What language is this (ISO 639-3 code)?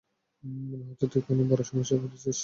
ben